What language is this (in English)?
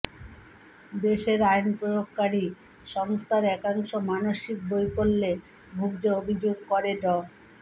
Bangla